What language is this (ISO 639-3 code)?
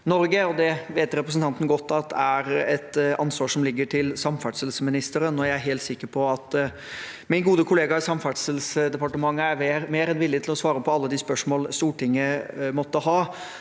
nor